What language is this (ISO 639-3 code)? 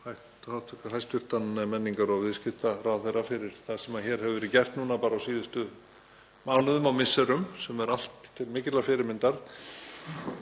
isl